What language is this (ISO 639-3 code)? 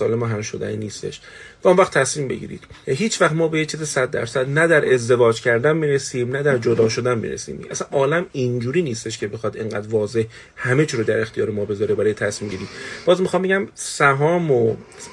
fas